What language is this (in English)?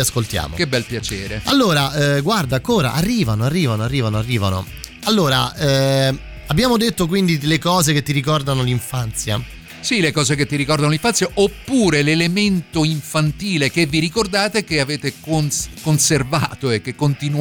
Italian